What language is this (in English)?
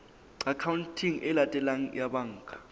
Southern Sotho